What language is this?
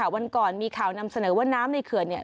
Thai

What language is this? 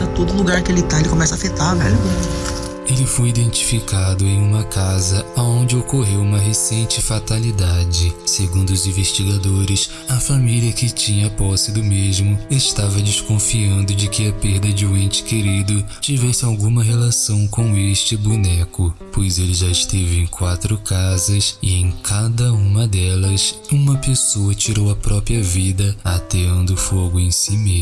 Portuguese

